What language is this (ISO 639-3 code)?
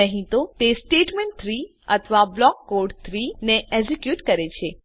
guj